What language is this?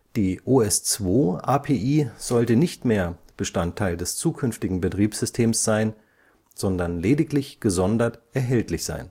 German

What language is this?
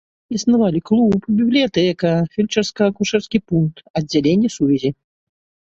Belarusian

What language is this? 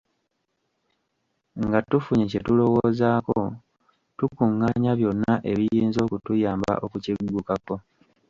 Ganda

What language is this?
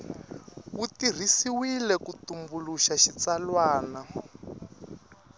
Tsonga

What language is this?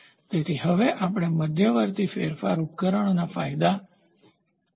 Gujarati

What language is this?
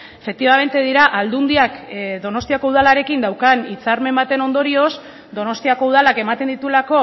Basque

